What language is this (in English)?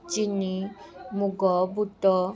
Odia